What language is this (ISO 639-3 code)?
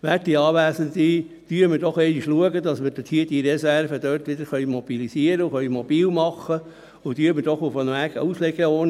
gsw